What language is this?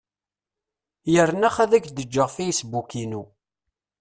Kabyle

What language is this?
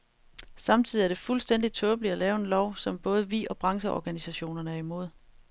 Danish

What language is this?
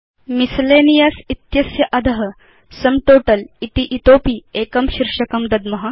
Sanskrit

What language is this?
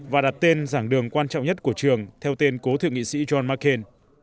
Vietnamese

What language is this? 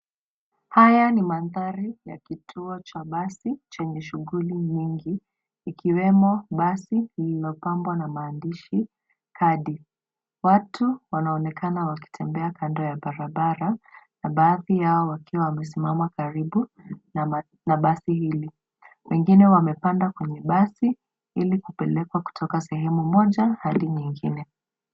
Swahili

